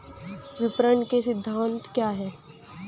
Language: Hindi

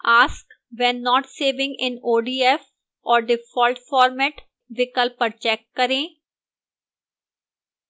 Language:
Hindi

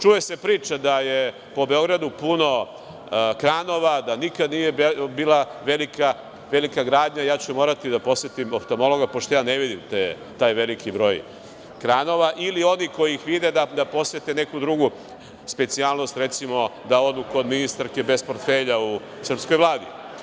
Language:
Serbian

